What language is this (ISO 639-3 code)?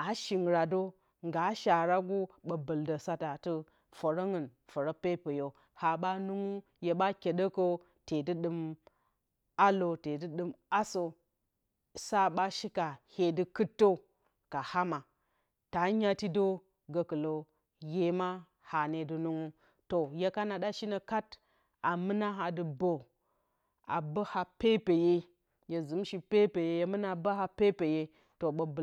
bcy